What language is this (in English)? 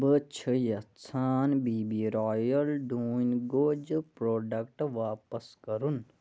Kashmiri